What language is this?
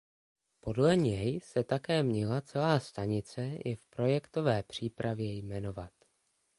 Czech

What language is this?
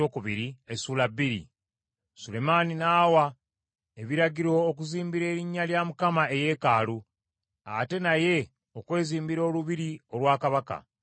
Ganda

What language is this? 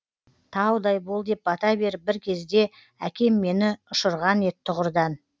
Kazakh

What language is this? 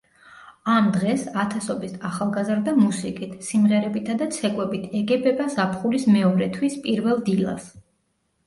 Georgian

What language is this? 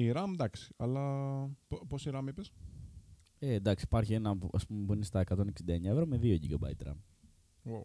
Greek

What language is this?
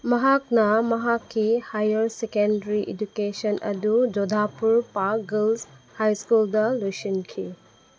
Manipuri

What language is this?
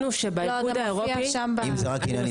Hebrew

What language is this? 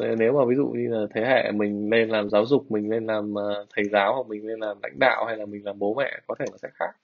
Vietnamese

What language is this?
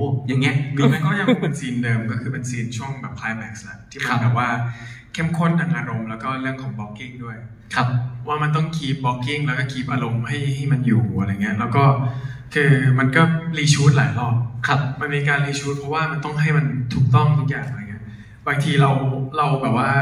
Thai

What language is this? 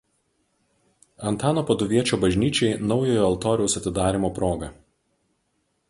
Lithuanian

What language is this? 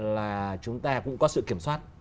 Vietnamese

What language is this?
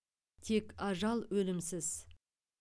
Kazakh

